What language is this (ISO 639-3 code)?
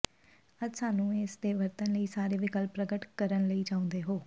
pan